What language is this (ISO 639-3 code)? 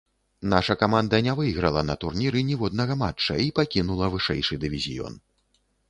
bel